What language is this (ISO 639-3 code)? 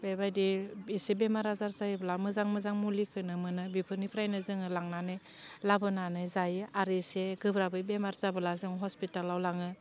brx